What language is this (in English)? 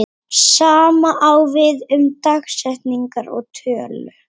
Icelandic